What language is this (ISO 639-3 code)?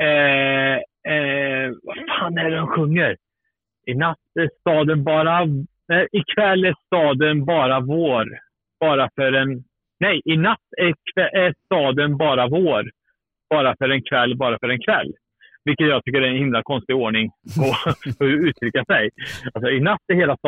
swe